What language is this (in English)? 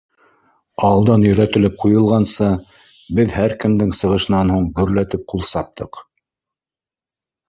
Bashkir